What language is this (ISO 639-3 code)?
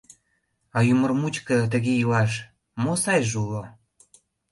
chm